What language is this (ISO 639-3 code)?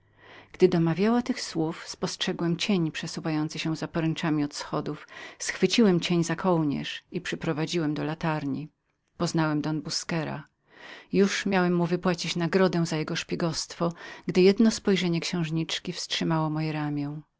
pol